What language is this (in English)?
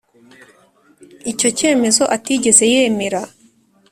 Kinyarwanda